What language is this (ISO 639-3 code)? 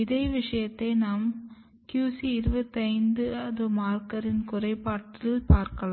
tam